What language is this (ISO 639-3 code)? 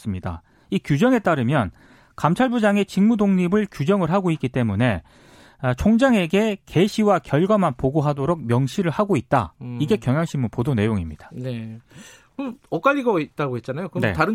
kor